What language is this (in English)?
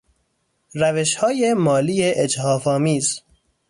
Persian